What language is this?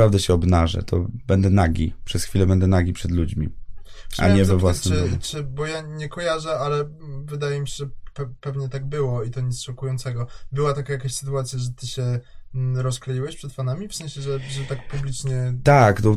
Polish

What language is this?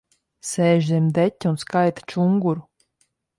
Latvian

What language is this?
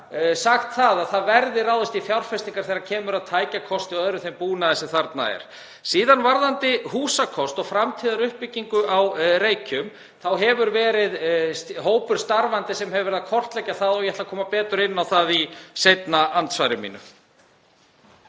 Icelandic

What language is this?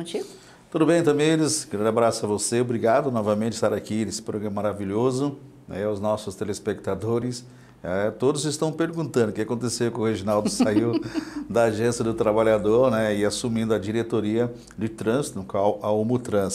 Portuguese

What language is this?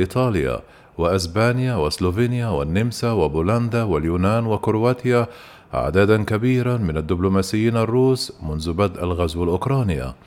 Arabic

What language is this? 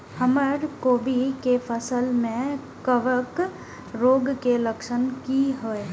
Maithili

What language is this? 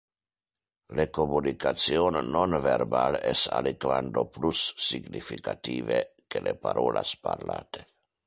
Interlingua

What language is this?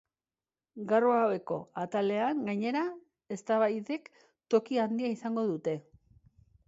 Basque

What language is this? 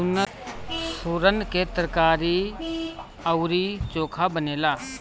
Bhojpuri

